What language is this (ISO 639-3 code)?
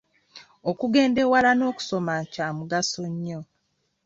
lug